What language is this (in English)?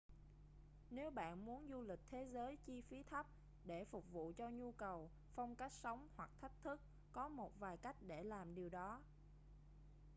Vietnamese